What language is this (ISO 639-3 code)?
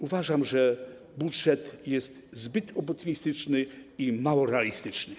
pol